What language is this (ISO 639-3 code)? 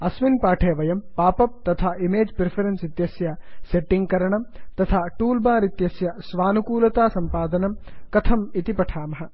san